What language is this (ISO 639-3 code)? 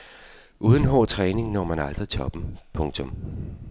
dan